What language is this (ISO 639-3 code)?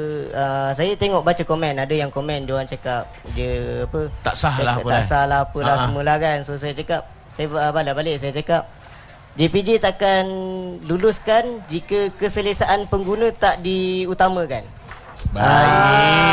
msa